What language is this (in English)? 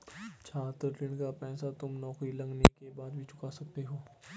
Hindi